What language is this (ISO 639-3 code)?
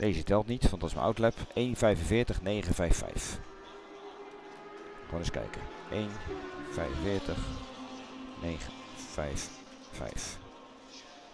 nld